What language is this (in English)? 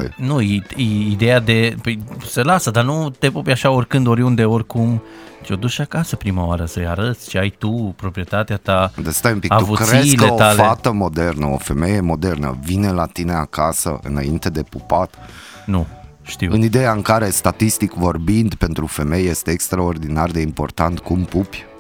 Romanian